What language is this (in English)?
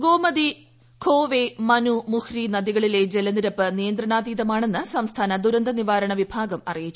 Malayalam